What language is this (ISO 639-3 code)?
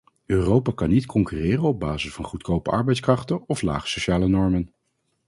nld